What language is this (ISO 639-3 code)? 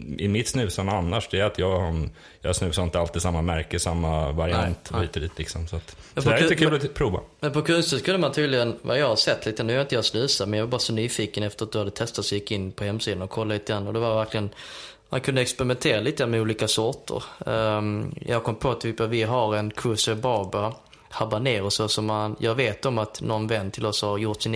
swe